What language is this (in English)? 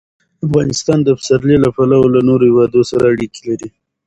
Pashto